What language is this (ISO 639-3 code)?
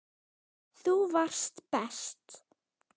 isl